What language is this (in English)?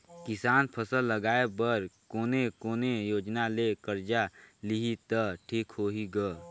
Chhattisgarhi